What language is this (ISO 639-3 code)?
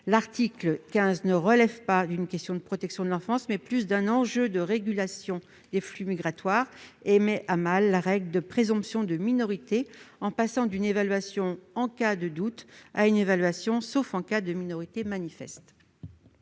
fra